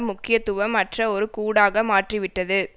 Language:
Tamil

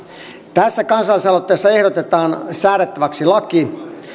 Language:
Finnish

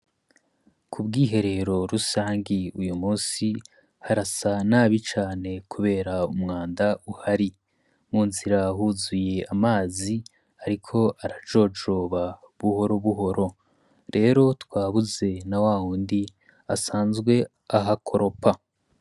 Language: Rundi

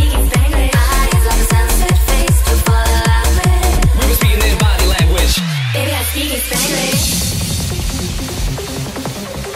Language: English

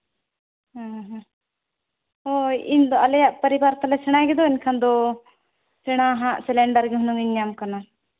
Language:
Santali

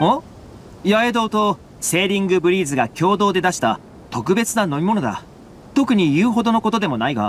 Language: Japanese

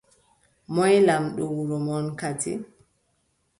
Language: Adamawa Fulfulde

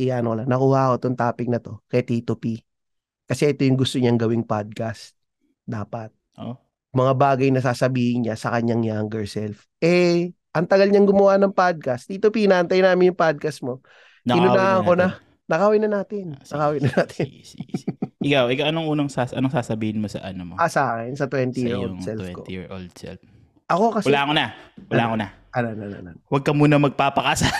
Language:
Filipino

